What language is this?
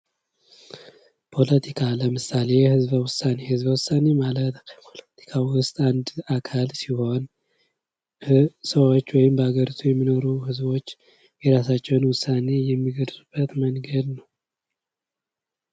Amharic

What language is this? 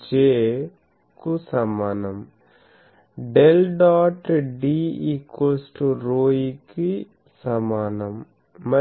Telugu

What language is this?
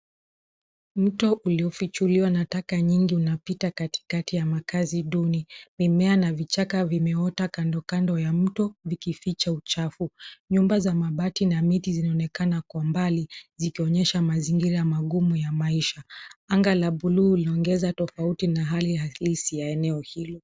Swahili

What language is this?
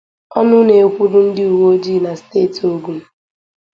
Igbo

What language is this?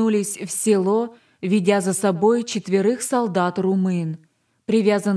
Russian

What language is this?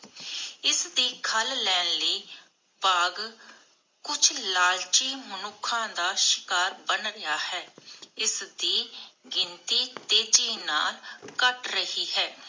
Punjabi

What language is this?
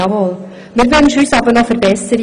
Swiss German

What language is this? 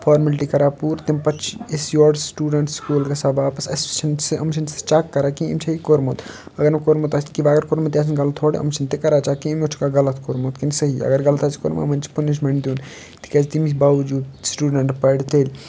Kashmiri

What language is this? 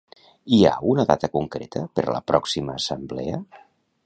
Catalan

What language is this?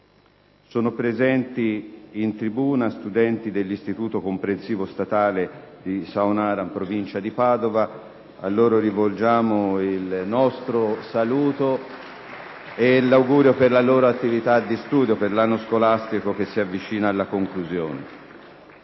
Italian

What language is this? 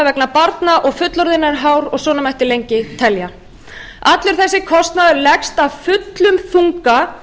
Icelandic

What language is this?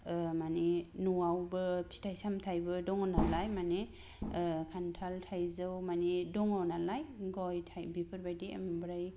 Bodo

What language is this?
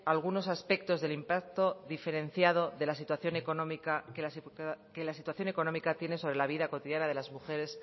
Spanish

